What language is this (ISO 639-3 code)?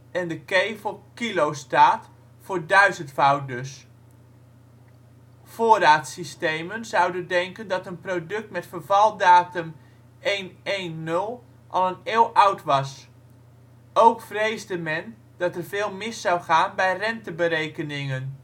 nld